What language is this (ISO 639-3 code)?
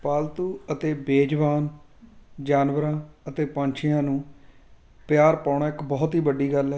pan